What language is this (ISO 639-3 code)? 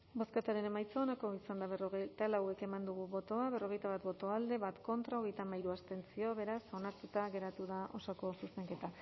eus